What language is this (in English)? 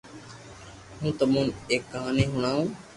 Loarki